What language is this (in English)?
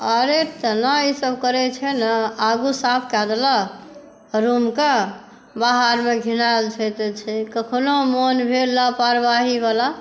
Maithili